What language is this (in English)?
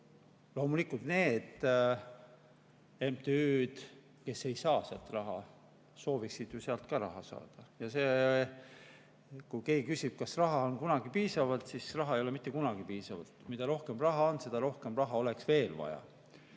Estonian